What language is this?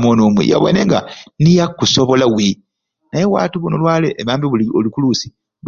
Ruuli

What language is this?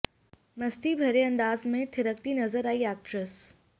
Hindi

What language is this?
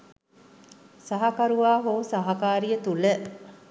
Sinhala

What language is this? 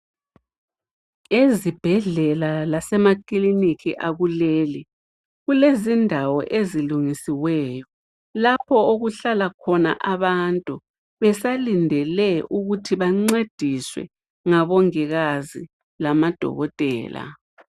North Ndebele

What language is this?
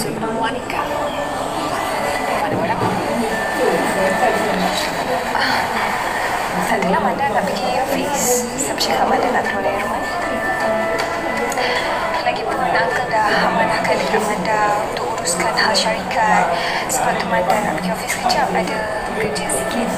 Malay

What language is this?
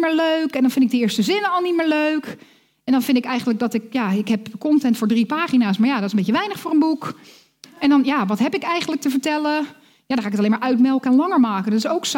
Dutch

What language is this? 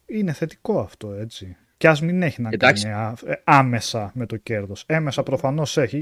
Greek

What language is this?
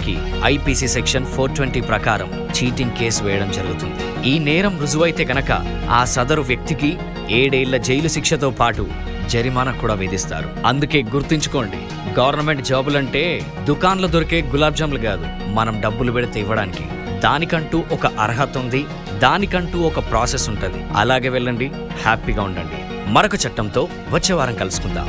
Telugu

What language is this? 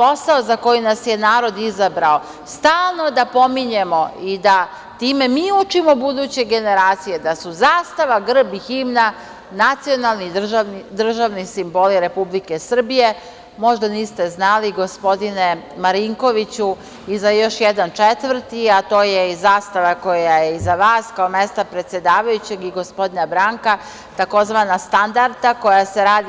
Serbian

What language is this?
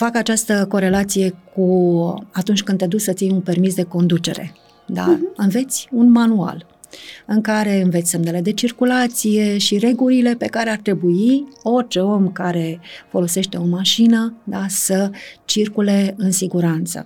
Romanian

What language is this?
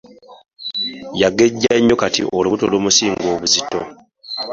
Ganda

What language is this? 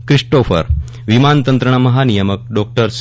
Gujarati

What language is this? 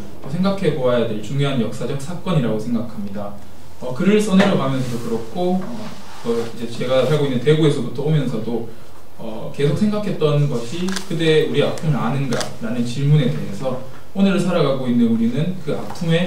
Korean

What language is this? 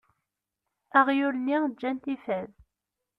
Kabyle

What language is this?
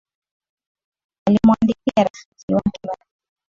Swahili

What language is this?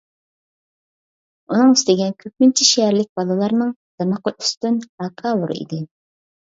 Uyghur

